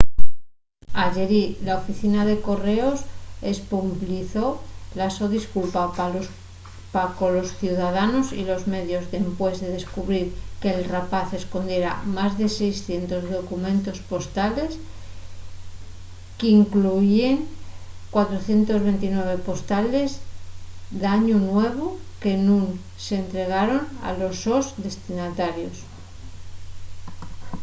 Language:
Asturian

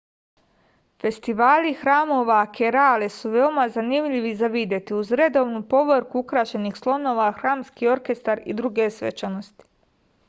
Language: Serbian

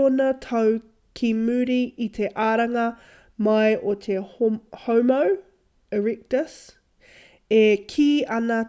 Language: Māori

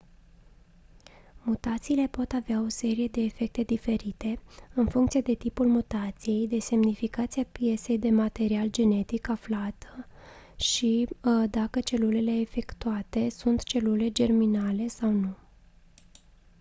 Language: Romanian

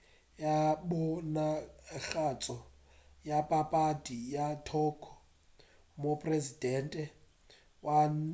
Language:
Northern Sotho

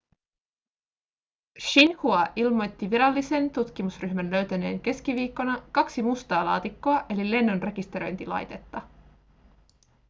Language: Finnish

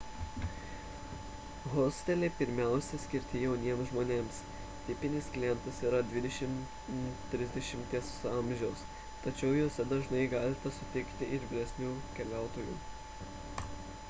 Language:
Lithuanian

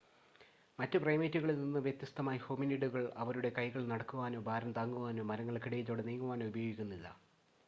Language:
Malayalam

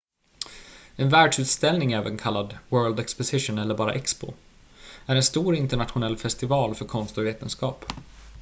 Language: Swedish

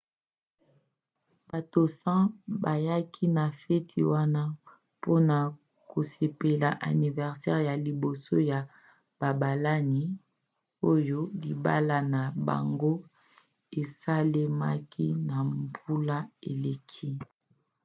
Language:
Lingala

